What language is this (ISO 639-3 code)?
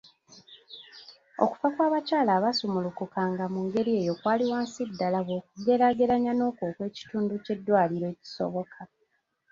lug